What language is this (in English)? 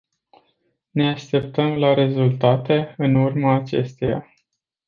Romanian